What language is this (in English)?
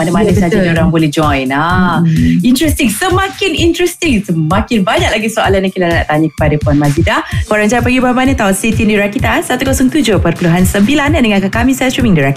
Malay